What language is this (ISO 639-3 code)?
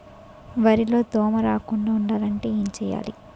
tel